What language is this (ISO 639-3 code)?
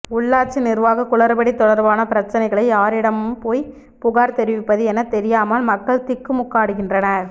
tam